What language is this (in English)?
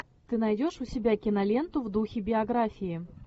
Russian